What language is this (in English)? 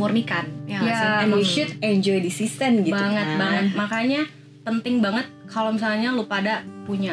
Indonesian